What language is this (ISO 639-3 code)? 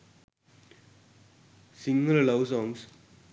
sin